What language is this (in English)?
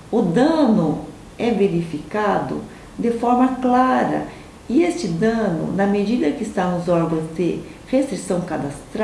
Portuguese